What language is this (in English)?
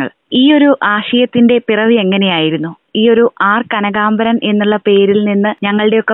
Malayalam